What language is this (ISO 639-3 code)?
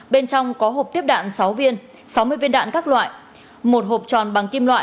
vie